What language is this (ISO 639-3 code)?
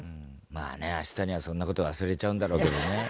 jpn